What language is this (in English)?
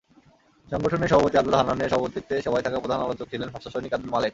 Bangla